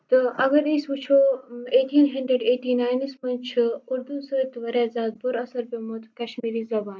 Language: Kashmiri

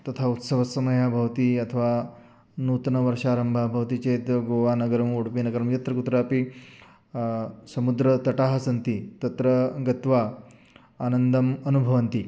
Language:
Sanskrit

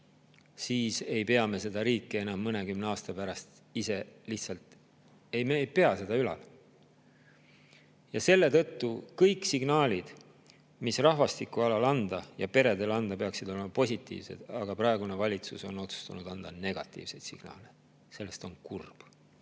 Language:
Estonian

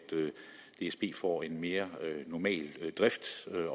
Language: Danish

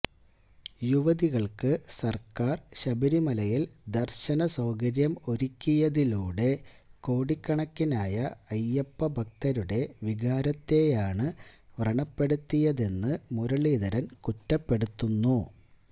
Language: Malayalam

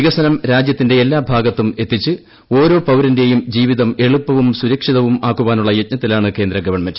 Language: Malayalam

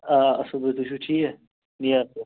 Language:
Kashmiri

